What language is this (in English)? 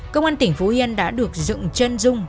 Vietnamese